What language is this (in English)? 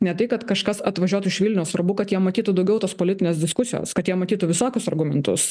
Lithuanian